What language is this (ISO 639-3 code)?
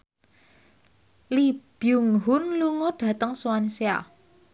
jav